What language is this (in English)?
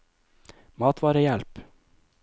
Norwegian